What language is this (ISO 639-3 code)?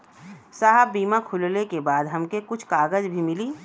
bho